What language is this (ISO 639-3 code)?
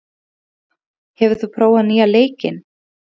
isl